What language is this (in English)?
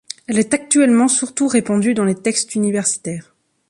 French